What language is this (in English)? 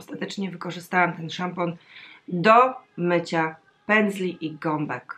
Polish